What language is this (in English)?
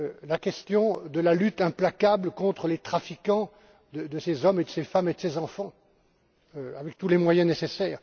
French